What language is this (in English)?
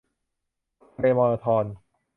Thai